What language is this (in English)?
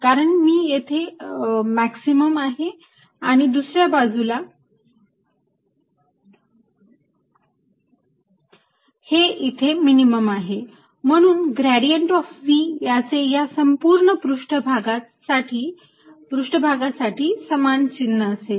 Marathi